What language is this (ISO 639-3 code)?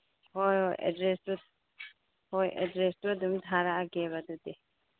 mni